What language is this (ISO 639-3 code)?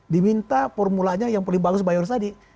ind